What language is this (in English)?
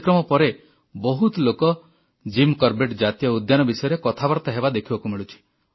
Odia